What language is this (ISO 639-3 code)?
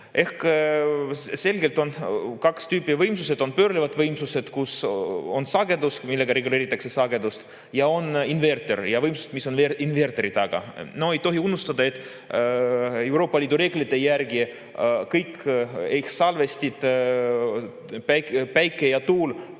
est